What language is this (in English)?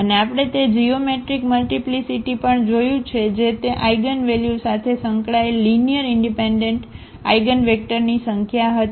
Gujarati